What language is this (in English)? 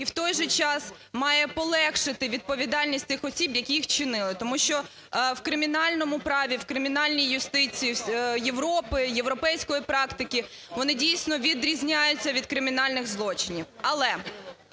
Ukrainian